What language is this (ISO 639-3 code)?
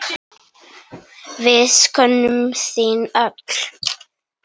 isl